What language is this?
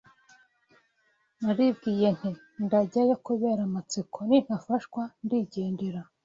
Kinyarwanda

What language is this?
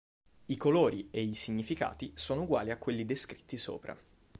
Italian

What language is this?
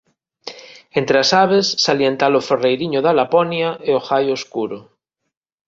Galician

